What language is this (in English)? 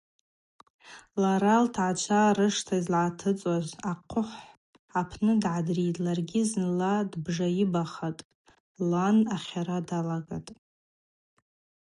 Abaza